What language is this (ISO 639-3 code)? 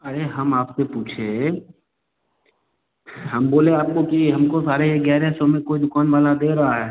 hin